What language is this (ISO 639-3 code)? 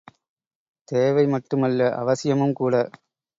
tam